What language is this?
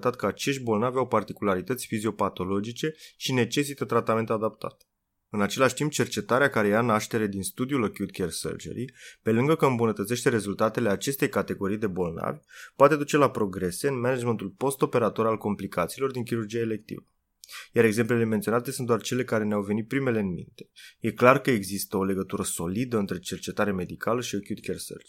Romanian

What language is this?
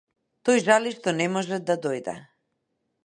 Macedonian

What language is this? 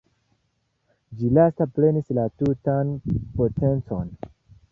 Esperanto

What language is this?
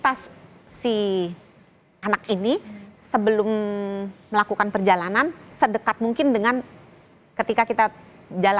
Indonesian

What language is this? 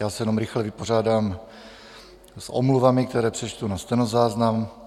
Czech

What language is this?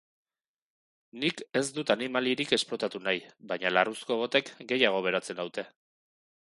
Basque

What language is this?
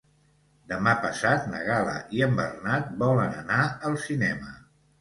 Catalan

